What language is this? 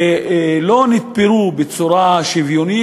Hebrew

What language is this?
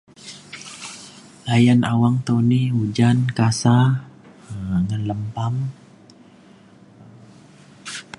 Mainstream Kenyah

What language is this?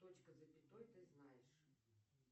Russian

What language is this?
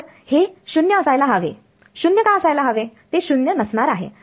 Marathi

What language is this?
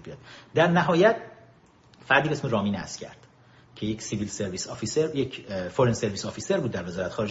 Persian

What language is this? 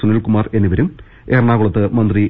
Malayalam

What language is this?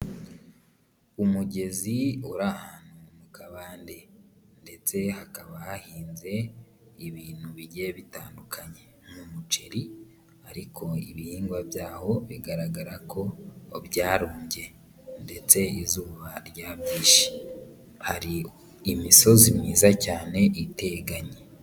Kinyarwanda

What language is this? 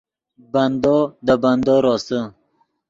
Yidgha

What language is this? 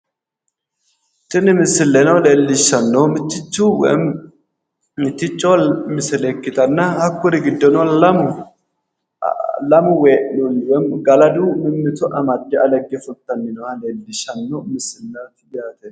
Sidamo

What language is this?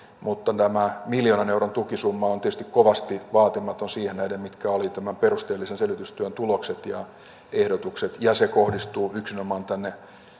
Finnish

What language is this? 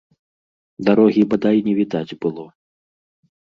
Belarusian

